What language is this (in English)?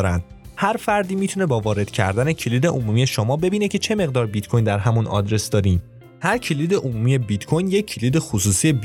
Persian